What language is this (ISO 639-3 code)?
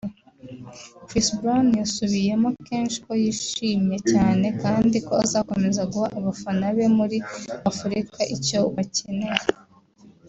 kin